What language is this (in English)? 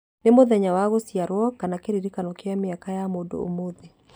Kikuyu